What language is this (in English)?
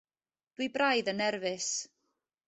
Welsh